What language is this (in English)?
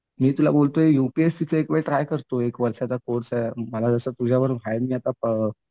Marathi